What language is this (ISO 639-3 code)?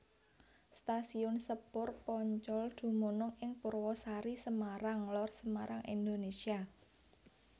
jav